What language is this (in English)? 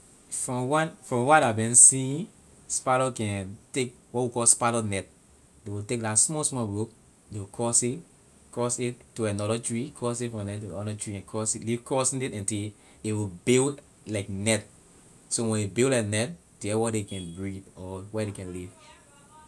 Liberian English